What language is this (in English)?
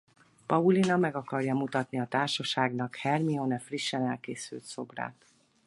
Hungarian